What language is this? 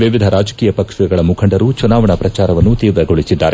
Kannada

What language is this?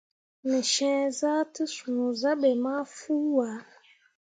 Mundang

